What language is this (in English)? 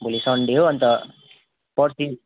Nepali